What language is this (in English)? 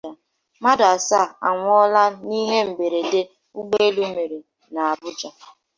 Igbo